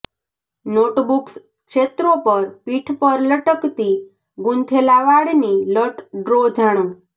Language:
Gujarati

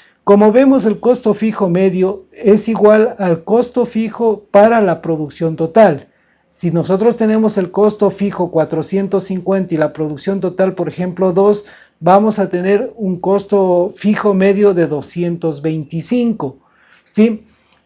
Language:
Spanish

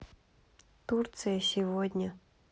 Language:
Russian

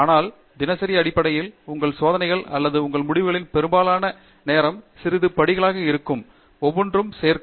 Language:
Tamil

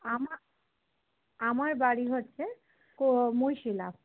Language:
Bangla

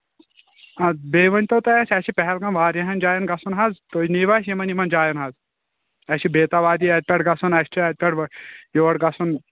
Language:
Kashmiri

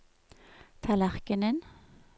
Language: Norwegian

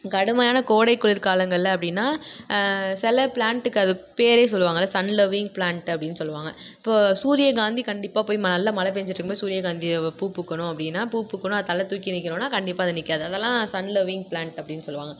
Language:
Tamil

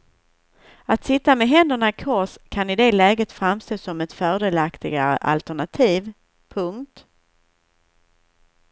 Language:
Swedish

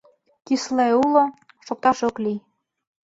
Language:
Mari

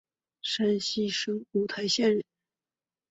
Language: Chinese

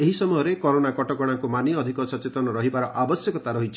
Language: Odia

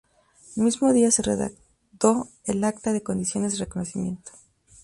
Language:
Spanish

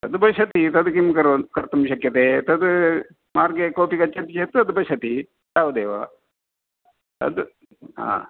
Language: Sanskrit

